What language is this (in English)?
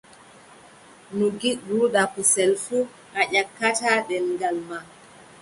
Adamawa Fulfulde